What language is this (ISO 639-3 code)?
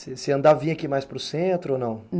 por